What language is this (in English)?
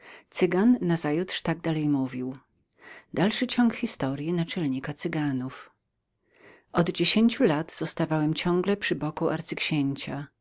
Polish